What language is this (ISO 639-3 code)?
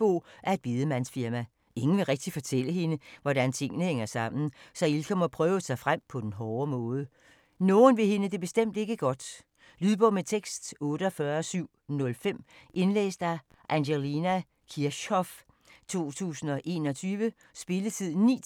dan